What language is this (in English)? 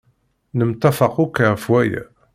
Kabyle